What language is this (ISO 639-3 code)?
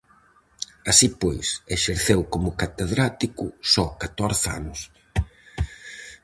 glg